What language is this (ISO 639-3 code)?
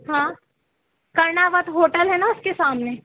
hin